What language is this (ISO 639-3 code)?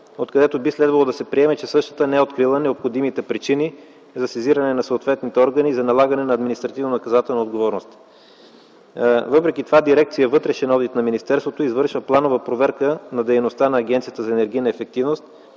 bul